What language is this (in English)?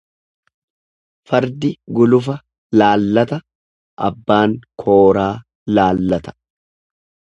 Oromo